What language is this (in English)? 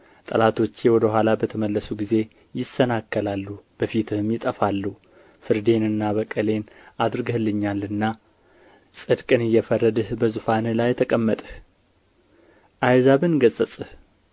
Amharic